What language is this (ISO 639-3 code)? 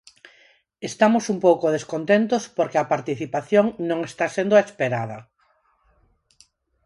glg